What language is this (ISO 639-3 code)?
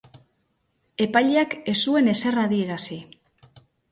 eus